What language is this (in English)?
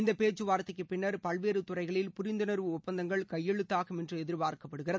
Tamil